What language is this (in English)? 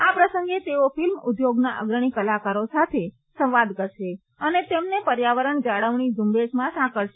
Gujarati